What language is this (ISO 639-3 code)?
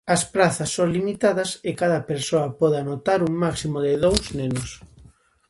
glg